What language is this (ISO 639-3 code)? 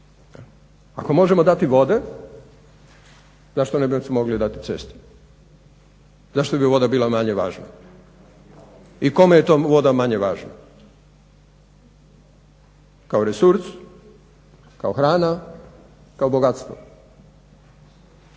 hrv